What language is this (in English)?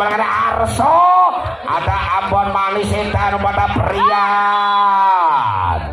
Indonesian